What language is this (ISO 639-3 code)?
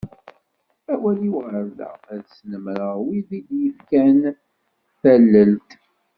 kab